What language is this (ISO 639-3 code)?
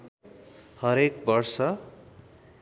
nep